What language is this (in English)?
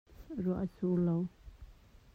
Hakha Chin